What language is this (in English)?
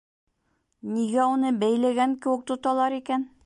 Bashkir